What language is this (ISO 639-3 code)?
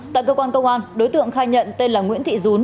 vie